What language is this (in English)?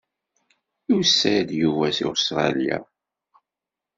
Kabyle